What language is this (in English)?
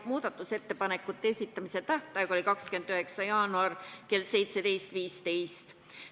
Estonian